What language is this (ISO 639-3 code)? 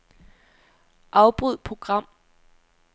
dan